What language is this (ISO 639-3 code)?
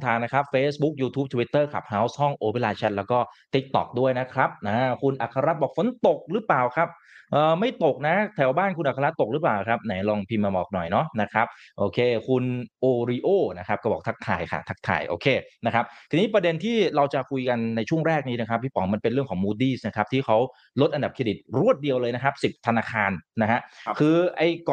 tha